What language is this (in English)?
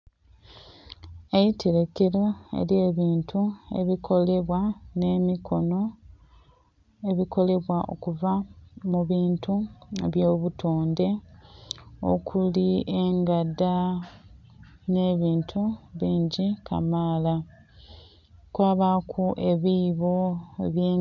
Soga